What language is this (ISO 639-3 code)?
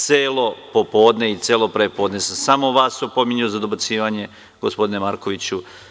srp